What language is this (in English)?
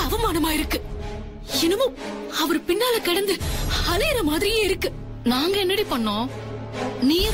Romanian